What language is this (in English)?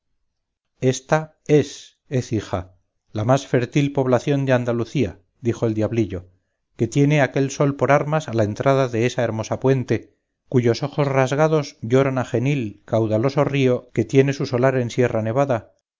Spanish